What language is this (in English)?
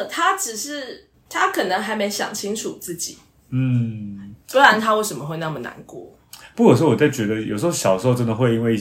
Chinese